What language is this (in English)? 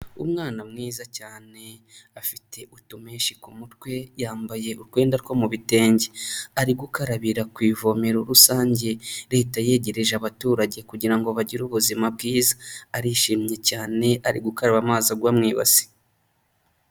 Kinyarwanda